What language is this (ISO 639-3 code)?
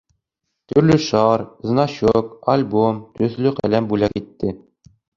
bak